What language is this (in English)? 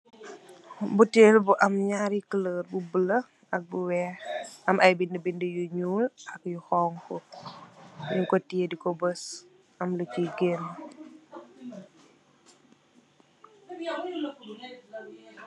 Wolof